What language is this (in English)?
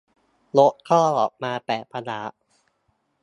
Thai